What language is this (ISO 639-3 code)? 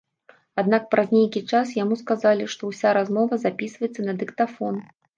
bel